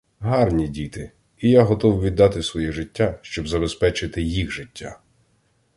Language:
Ukrainian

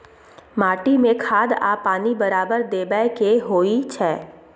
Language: Maithili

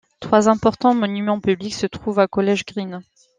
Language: French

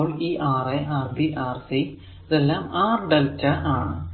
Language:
Malayalam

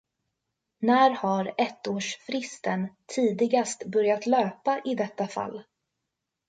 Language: Swedish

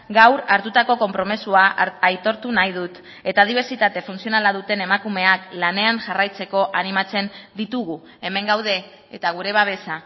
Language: Basque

